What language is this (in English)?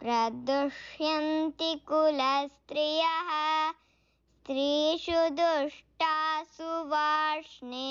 Hindi